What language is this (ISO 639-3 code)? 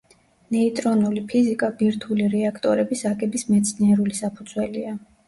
kat